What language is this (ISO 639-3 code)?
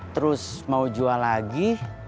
ind